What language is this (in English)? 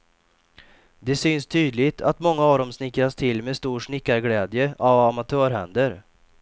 Swedish